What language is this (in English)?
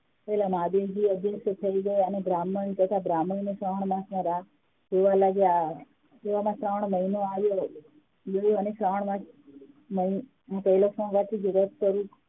Gujarati